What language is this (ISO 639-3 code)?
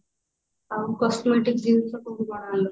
ori